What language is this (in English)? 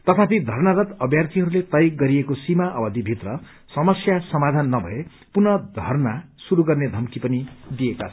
Nepali